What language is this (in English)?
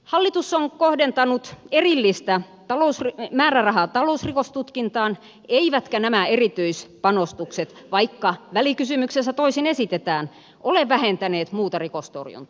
Finnish